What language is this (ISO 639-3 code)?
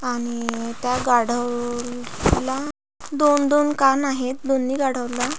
mar